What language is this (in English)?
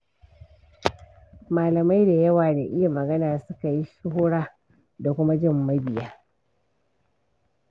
Hausa